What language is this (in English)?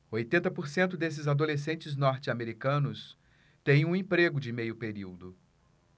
Portuguese